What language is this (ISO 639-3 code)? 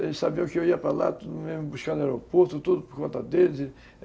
por